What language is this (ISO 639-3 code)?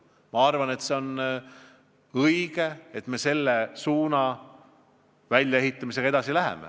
est